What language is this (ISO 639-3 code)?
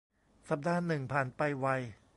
tha